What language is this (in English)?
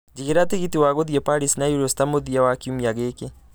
Kikuyu